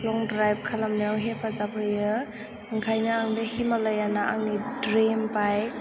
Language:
Bodo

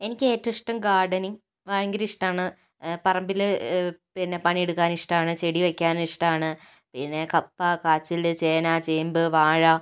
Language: Malayalam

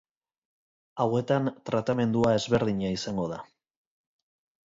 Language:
Basque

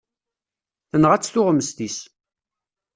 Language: Kabyle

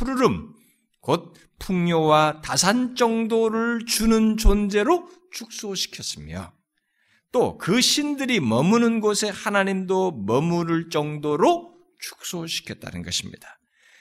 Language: Korean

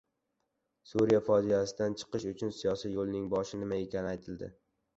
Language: Uzbek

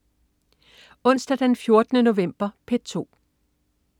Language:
Danish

